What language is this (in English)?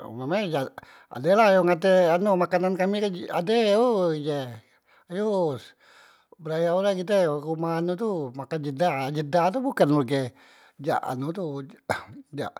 Musi